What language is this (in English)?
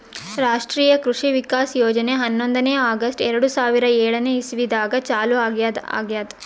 Kannada